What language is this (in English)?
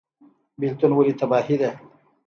Pashto